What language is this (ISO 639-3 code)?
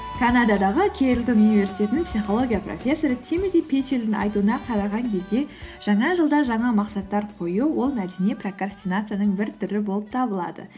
kaz